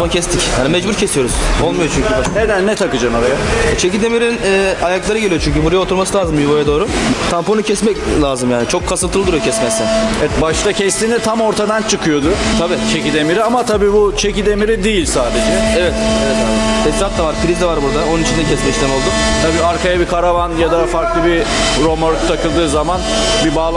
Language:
Turkish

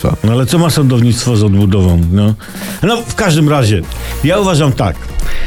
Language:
Polish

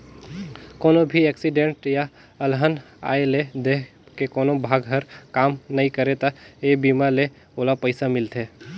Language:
Chhattisgarhi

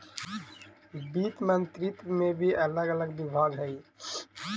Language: Magahi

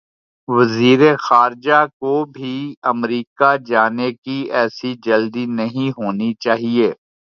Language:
Urdu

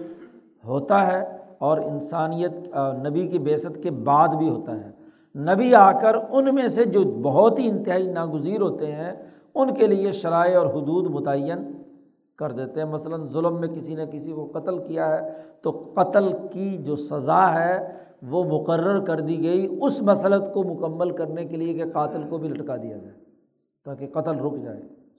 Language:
Urdu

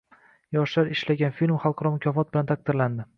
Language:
Uzbek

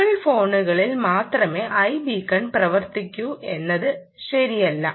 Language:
Malayalam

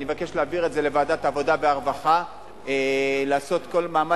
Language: Hebrew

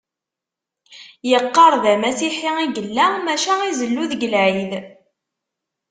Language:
Kabyle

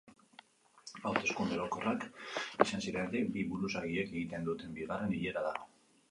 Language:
Basque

